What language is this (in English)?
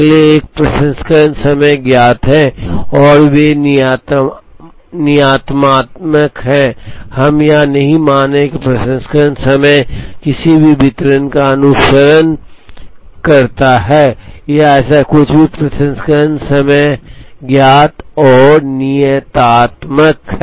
Hindi